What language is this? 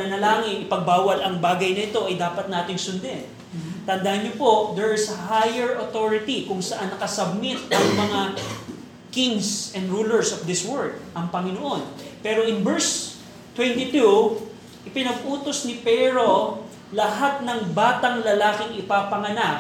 Filipino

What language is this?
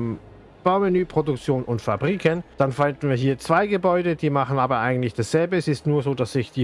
German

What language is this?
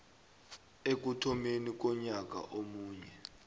South Ndebele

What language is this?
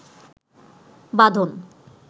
Bangla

